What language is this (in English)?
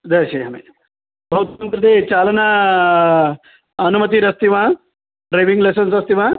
Sanskrit